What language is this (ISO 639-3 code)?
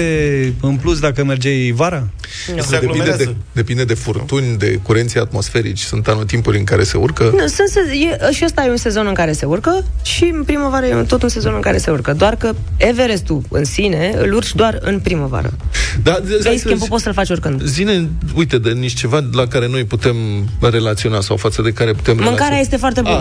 ron